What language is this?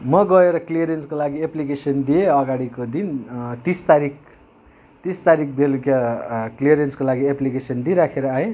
Nepali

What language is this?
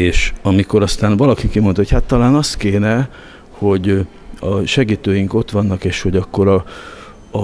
Hungarian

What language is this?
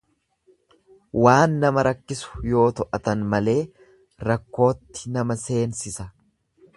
Oromo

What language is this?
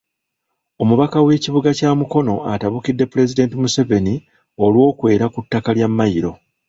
Ganda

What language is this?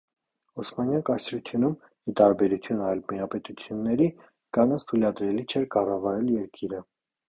Armenian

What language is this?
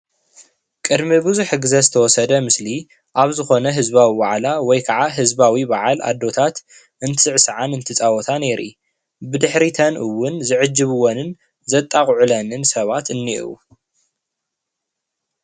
Tigrinya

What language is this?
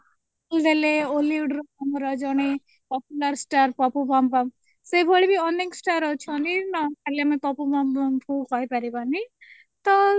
Odia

